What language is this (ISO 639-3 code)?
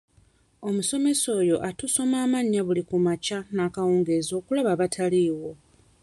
lug